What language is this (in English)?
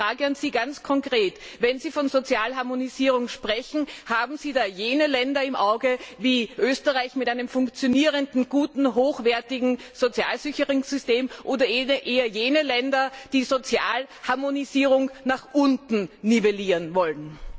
German